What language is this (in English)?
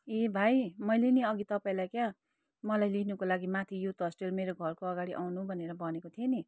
Nepali